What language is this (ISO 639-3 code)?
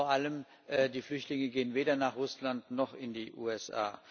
deu